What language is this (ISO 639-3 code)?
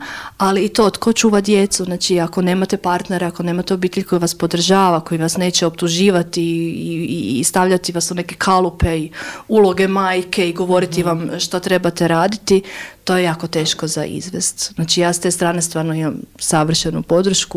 hrv